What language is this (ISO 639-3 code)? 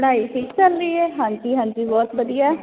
pan